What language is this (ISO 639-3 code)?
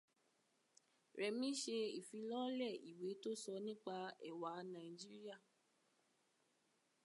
yor